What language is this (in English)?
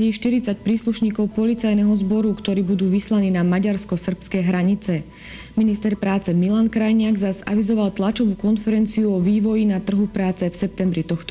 Slovak